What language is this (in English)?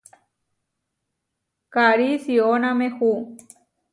Huarijio